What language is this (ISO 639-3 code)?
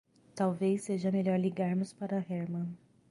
por